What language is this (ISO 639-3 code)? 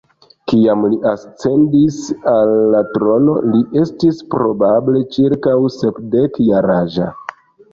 epo